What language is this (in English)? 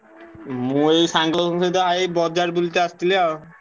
Odia